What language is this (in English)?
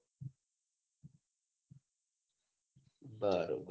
Gujarati